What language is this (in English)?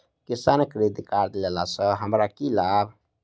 Maithili